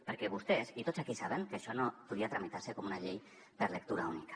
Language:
Catalan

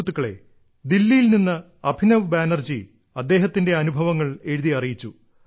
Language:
Malayalam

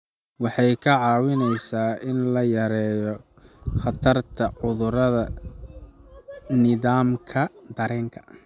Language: Somali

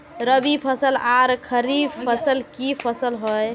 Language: Magahi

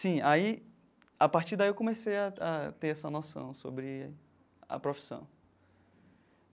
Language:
Portuguese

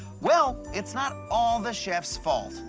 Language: English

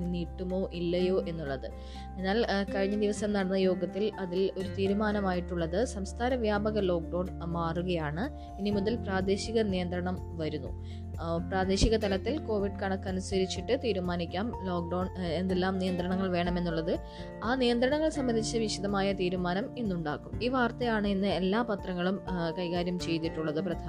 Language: Malayalam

